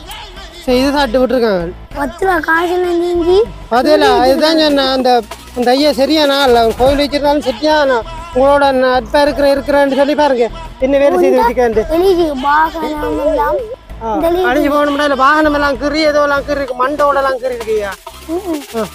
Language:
Tamil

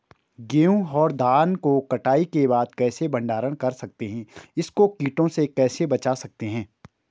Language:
Hindi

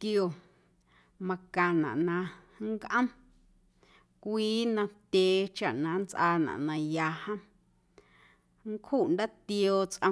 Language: Guerrero Amuzgo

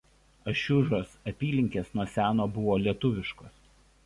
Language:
Lithuanian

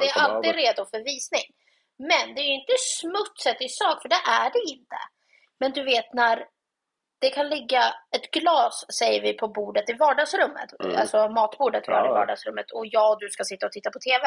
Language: Swedish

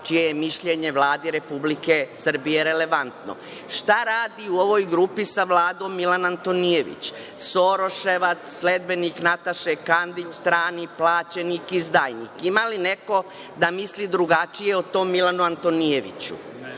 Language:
Serbian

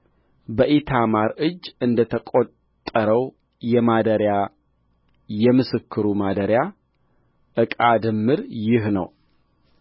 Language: Amharic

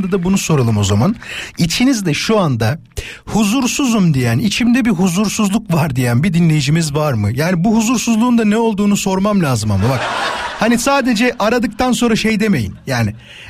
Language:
Turkish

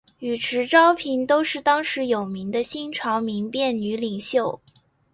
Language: Chinese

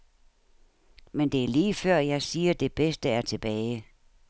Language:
Danish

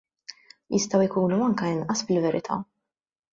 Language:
Maltese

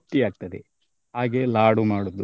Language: Kannada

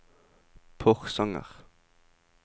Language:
Norwegian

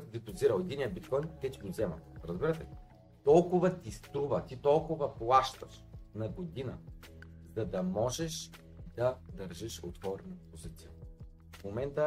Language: Bulgarian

